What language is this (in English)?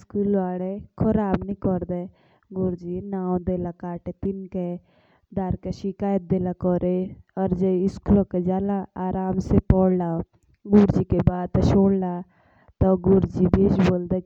Jaunsari